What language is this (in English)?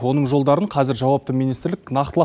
Kazakh